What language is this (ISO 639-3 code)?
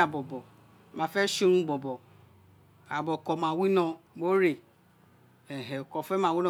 its